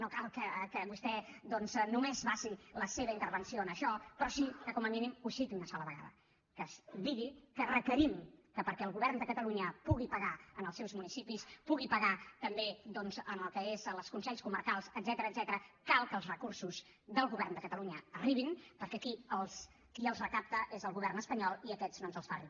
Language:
Catalan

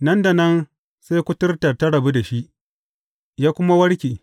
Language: Hausa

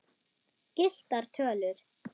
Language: Icelandic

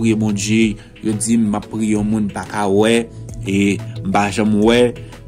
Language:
French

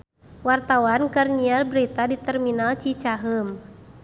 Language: Sundanese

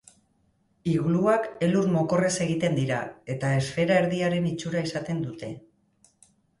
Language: Basque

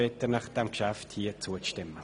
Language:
Swiss German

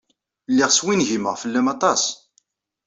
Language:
Kabyle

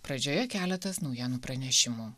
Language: Lithuanian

